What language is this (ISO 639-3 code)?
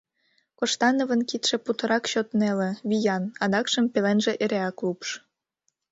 chm